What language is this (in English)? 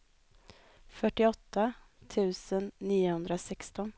Swedish